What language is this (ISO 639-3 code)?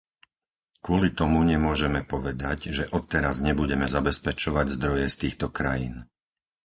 slk